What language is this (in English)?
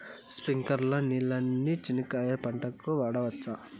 Telugu